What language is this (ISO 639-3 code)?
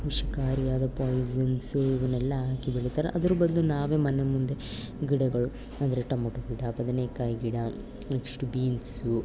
kan